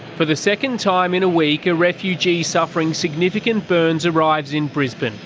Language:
English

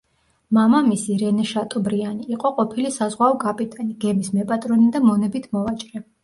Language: Georgian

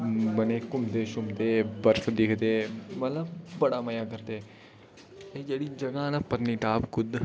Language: Dogri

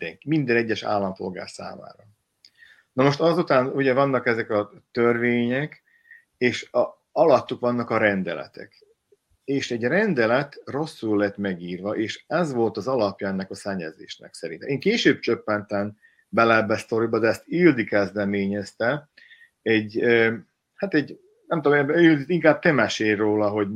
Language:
Hungarian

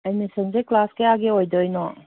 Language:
Manipuri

